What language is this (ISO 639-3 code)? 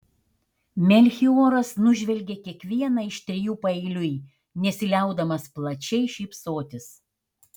lit